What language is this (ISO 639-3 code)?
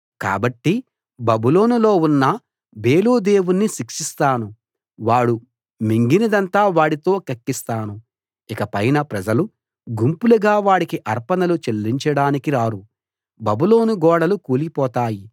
tel